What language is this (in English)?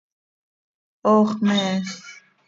Seri